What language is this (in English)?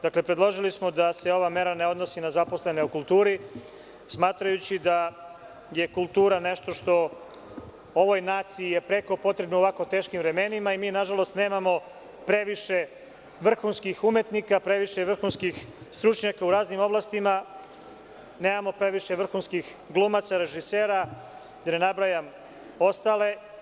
Serbian